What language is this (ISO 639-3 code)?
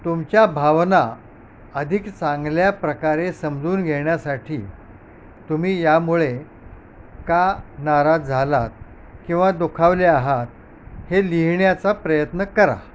mar